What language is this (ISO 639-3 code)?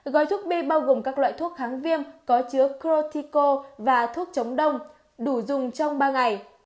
vie